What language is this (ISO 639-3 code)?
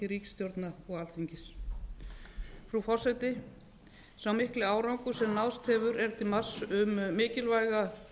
isl